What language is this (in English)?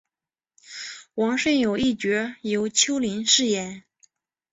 Chinese